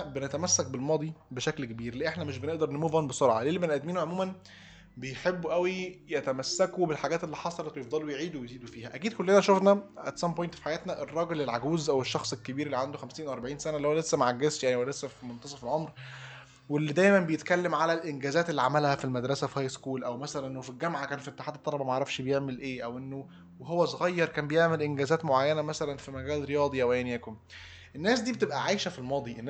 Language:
Arabic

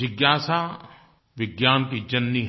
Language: Hindi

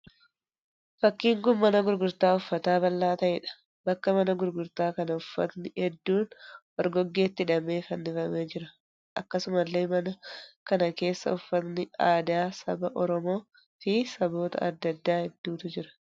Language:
Oromo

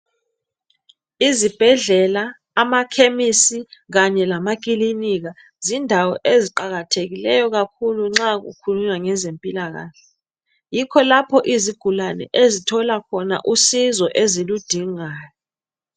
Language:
North Ndebele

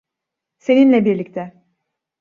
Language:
Turkish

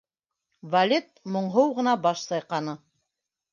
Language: Bashkir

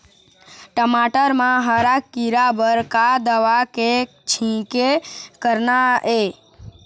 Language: Chhattisgarhi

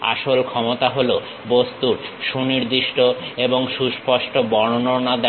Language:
Bangla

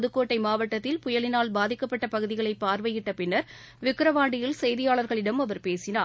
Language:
Tamil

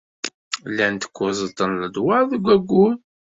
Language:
Kabyle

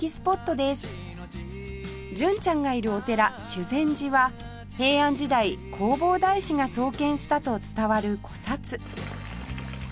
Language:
Japanese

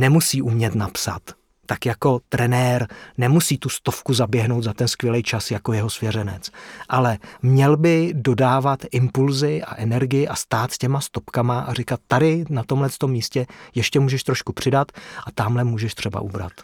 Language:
Czech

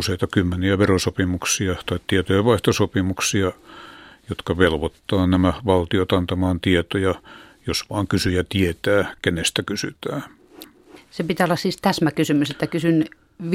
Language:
Finnish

